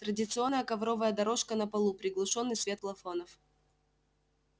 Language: Russian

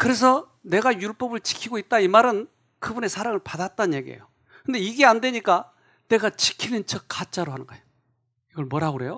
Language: Korean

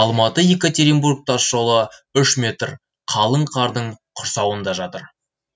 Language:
Kazakh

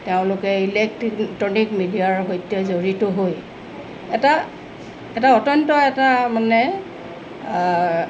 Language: Assamese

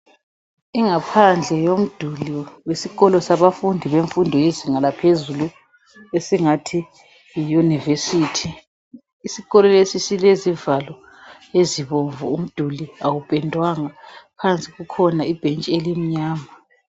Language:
North Ndebele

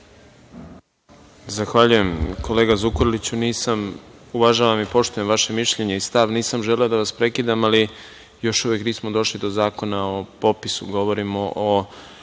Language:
Serbian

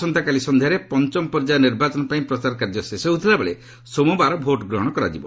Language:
Odia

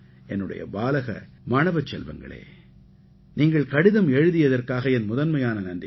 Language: Tamil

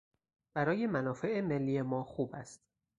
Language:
Persian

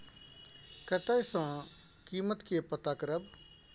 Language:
Maithili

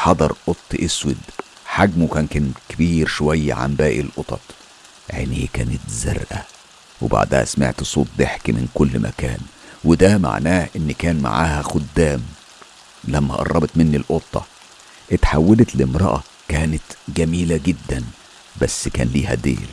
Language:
Arabic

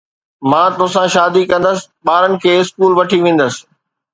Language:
Sindhi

